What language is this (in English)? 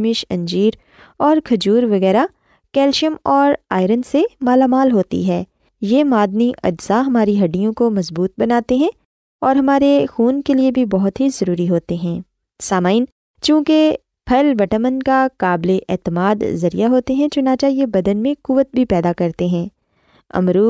Urdu